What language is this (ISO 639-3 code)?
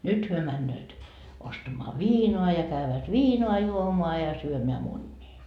fin